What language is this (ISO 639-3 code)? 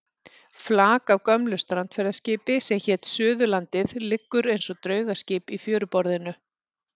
isl